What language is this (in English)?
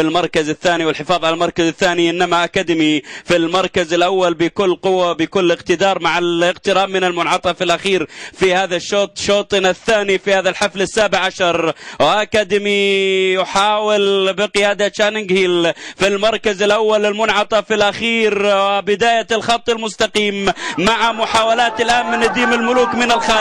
Arabic